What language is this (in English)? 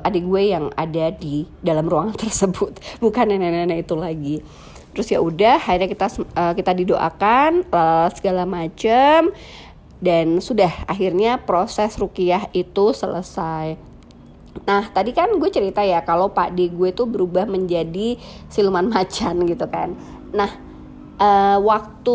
Indonesian